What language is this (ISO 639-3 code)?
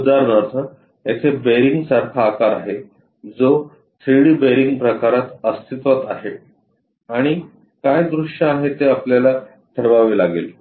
mar